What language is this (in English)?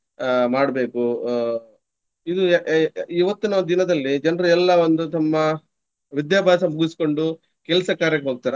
Kannada